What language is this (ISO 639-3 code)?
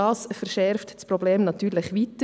gsw